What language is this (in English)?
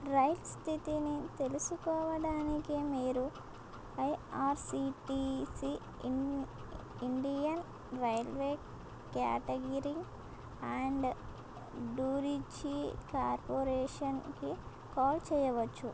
Telugu